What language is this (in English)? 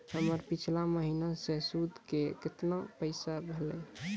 Maithili